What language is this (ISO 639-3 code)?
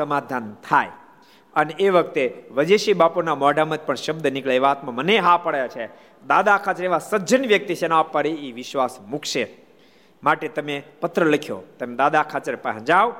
guj